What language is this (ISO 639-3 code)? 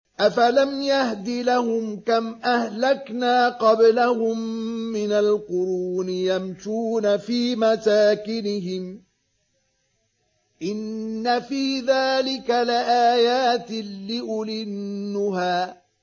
ara